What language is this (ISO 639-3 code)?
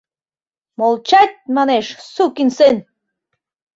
chm